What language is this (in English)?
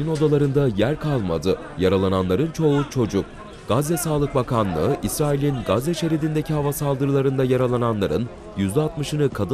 Turkish